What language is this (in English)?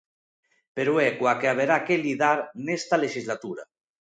Galician